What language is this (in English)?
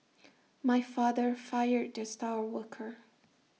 English